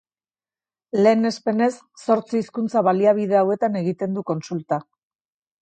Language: Basque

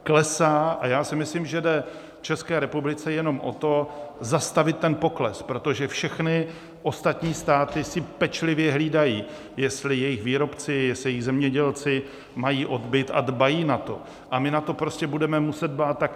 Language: Czech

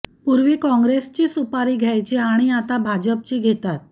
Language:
Marathi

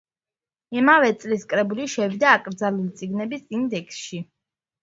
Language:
Georgian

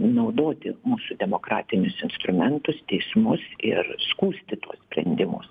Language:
Lithuanian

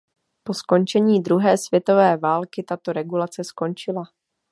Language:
Czech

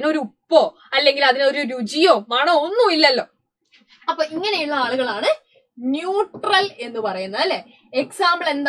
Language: Malayalam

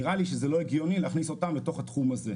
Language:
Hebrew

